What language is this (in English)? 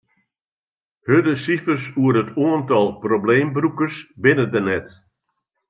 Western Frisian